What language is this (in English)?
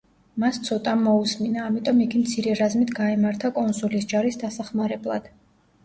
Georgian